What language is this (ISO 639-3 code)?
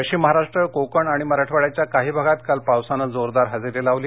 mar